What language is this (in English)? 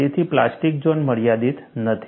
Gujarati